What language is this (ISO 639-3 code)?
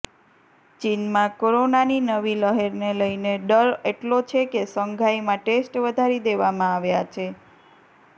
guj